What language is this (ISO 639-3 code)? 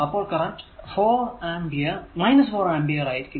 mal